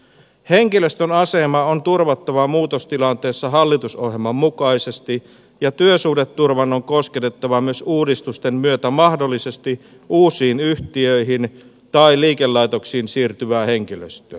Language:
Finnish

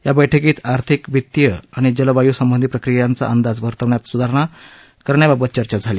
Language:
Marathi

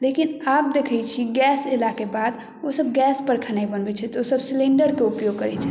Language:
Maithili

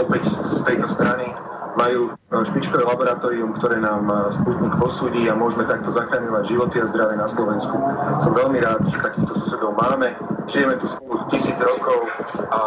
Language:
Slovak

